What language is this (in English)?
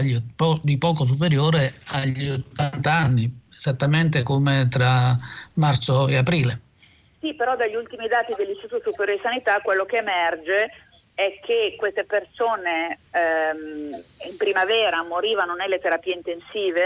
Italian